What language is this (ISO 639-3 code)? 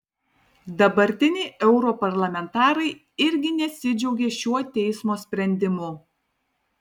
lit